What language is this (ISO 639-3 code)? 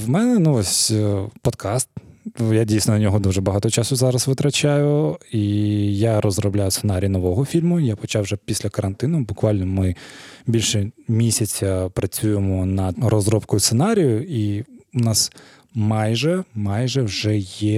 ukr